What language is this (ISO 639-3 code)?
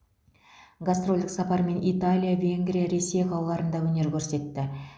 kaz